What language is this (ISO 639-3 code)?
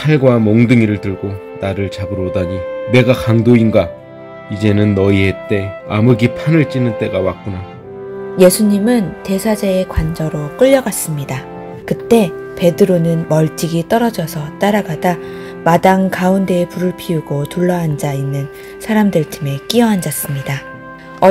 kor